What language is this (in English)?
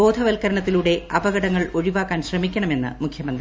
Malayalam